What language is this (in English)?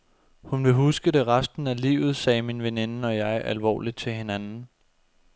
Danish